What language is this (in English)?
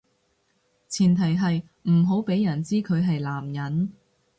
Cantonese